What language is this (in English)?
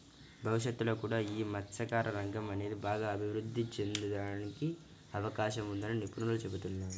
Telugu